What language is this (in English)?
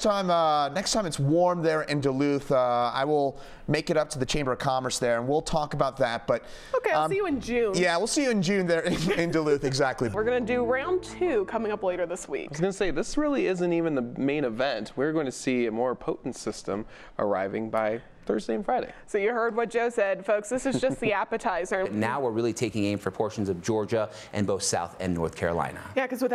English